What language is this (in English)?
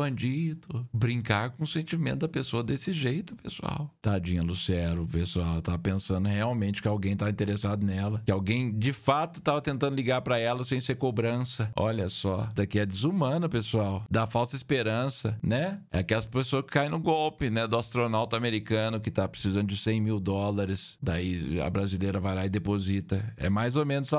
Portuguese